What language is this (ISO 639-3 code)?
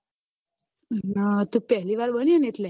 guj